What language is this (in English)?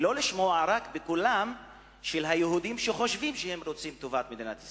Hebrew